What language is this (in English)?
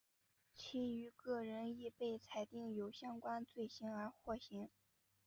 Chinese